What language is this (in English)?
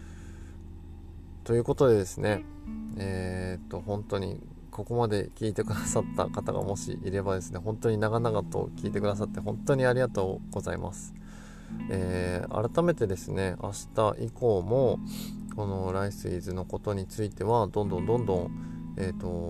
Japanese